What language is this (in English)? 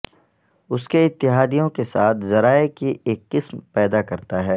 Urdu